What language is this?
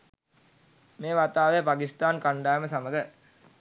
Sinhala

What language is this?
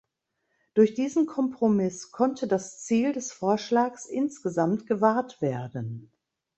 German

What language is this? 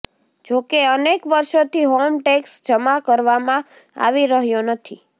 Gujarati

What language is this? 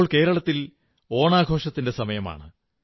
Malayalam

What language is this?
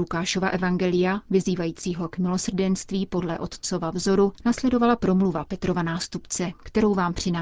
Czech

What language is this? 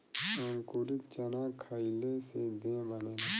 Bhojpuri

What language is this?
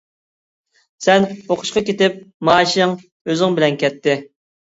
Uyghur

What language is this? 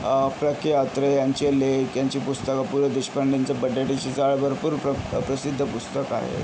Marathi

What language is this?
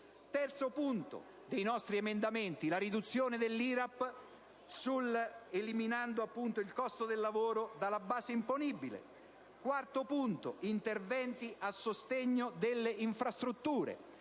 Italian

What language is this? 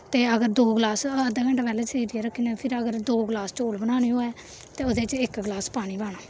Dogri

